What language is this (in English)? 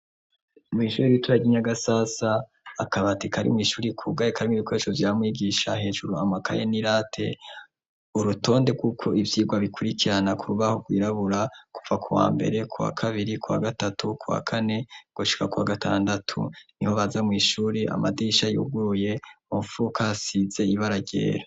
Rundi